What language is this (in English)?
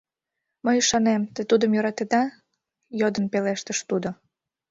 Mari